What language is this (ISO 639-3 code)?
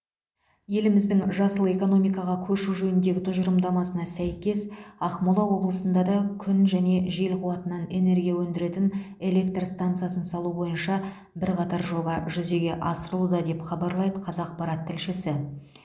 kaz